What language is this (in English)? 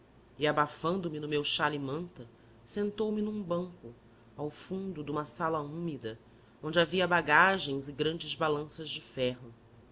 Portuguese